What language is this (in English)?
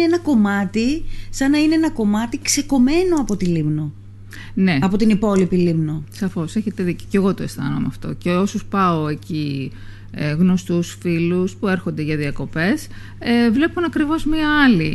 Greek